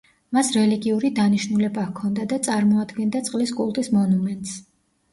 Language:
Georgian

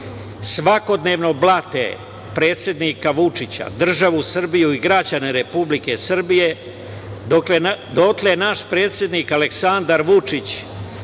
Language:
Serbian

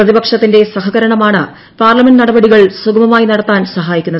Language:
Malayalam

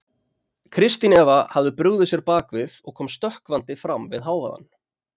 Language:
Icelandic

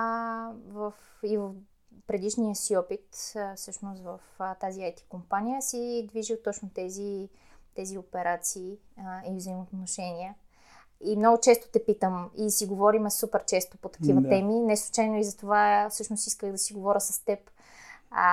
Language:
Bulgarian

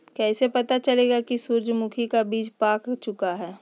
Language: Magahi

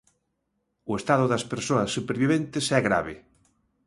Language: Galician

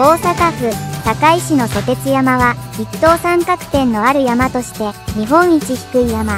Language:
Japanese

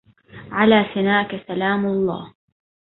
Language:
Arabic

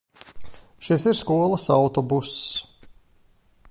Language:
Latvian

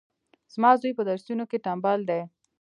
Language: Pashto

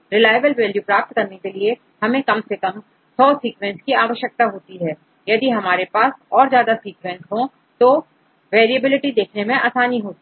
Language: Hindi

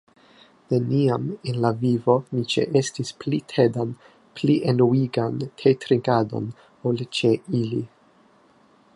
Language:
Esperanto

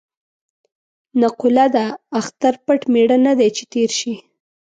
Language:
Pashto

